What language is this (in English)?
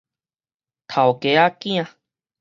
Min Nan Chinese